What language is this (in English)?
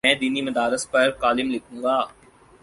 Urdu